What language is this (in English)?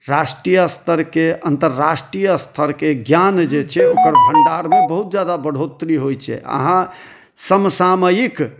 Maithili